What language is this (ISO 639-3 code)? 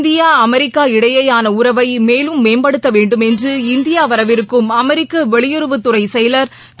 tam